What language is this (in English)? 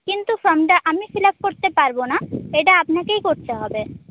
Bangla